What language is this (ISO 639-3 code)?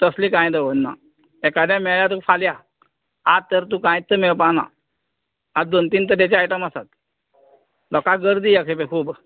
kok